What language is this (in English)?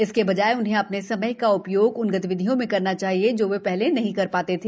Hindi